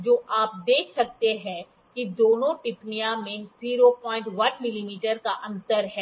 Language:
Hindi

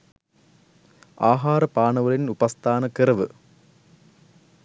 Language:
Sinhala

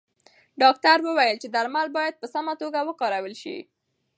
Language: Pashto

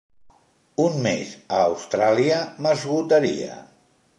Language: Catalan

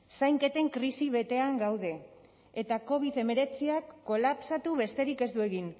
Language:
Basque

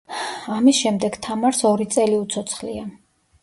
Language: Georgian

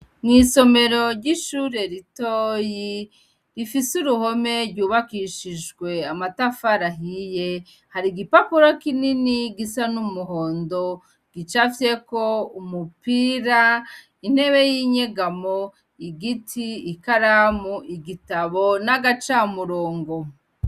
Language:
Rundi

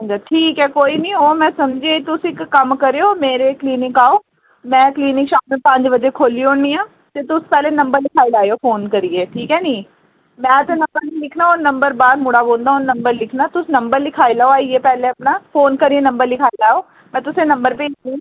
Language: Dogri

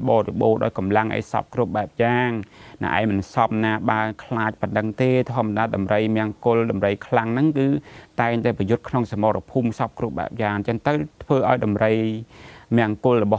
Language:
Thai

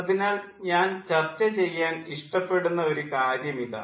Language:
Malayalam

